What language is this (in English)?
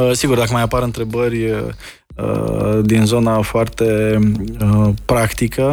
Romanian